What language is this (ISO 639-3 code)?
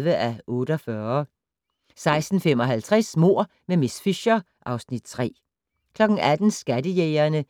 dan